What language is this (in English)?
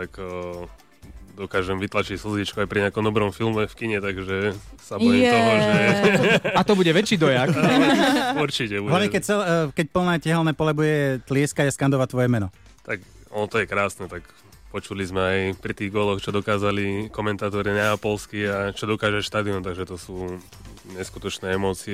Slovak